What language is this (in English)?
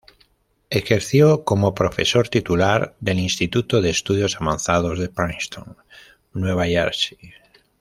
Spanish